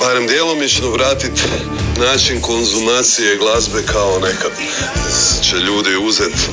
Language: Croatian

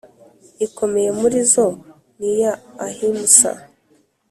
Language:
Kinyarwanda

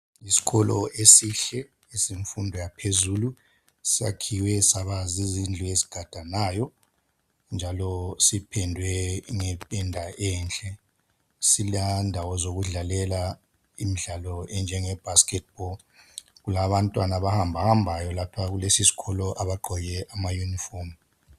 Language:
North Ndebele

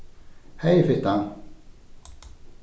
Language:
Faroese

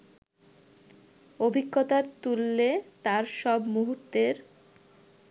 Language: Bangla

